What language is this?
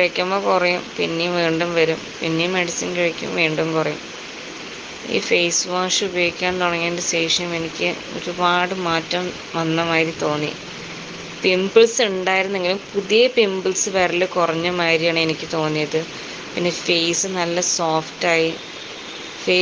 Arabic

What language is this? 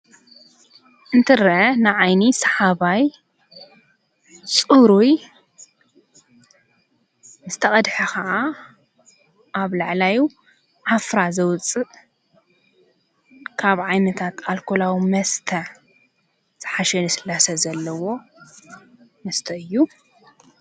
Tigrinya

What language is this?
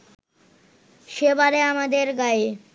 Bangla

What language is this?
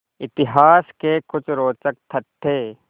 Hindi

